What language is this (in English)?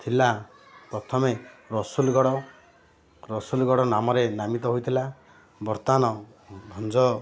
Odia